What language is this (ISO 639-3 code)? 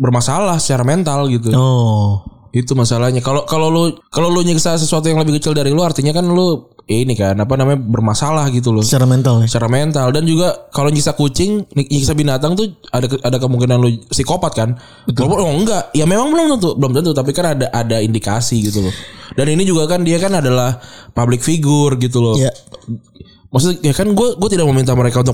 ind